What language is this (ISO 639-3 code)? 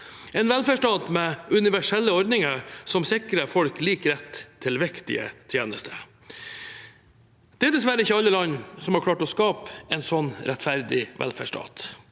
nor